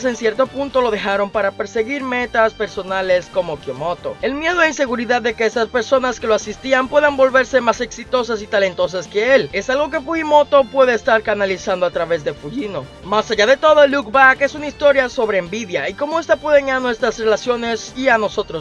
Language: Spanish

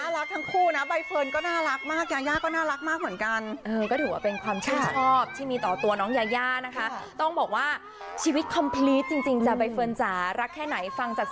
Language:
Thai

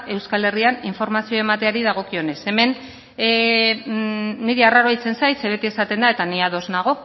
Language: Basque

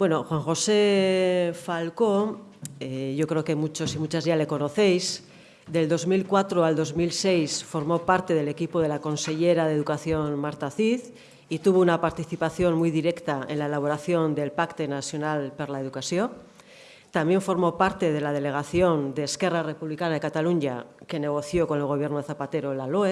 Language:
Spanish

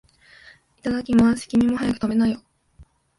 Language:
Japanese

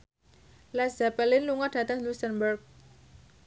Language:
Javanese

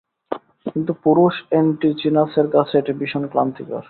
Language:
Bangla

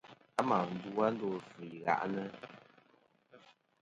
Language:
Kom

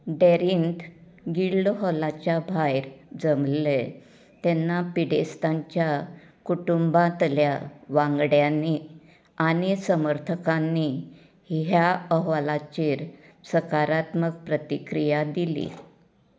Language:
Konkani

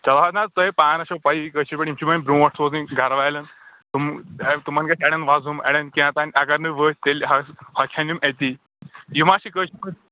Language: Kashmiri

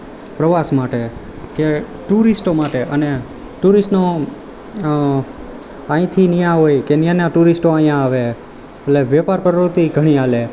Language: Gujarati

